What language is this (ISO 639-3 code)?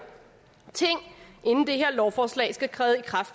dan